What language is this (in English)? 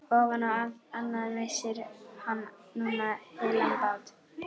Icelandic